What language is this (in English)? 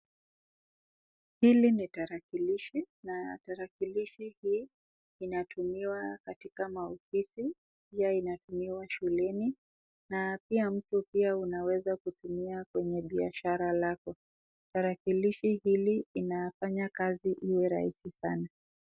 Swahili